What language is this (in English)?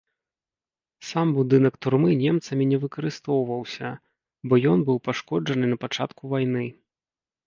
Belarusian